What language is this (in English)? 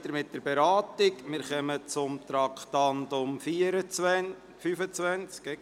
Swiss German